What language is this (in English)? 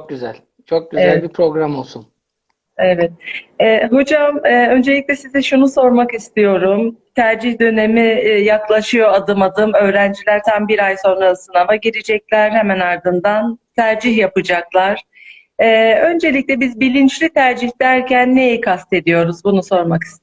Turkish